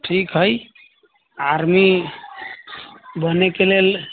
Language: Maithili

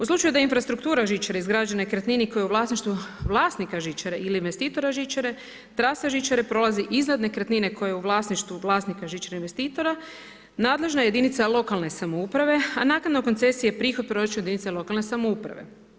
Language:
Croatian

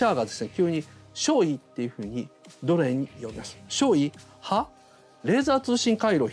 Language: Japanese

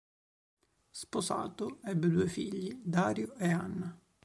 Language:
Italian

